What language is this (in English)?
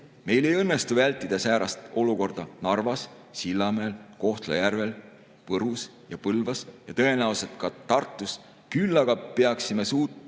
Estonian